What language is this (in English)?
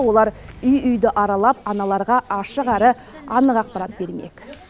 Kazakh